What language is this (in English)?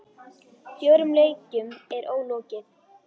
Icelandic